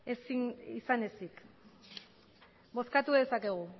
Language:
Basque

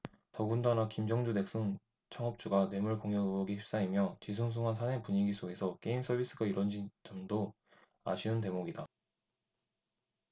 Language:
Korean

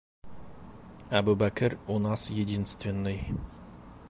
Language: Bashkir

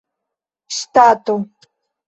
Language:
Esperanto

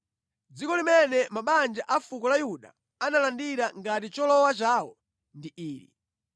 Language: Nyanja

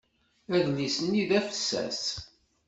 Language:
Kabyle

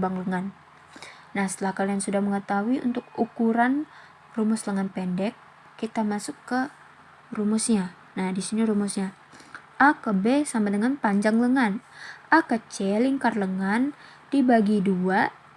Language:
Indonesian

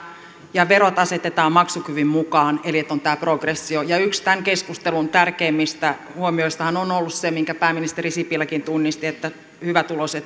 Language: Finnish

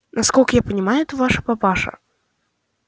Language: Russian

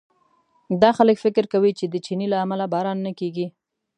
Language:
Pashto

